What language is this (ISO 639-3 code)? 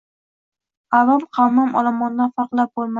uzb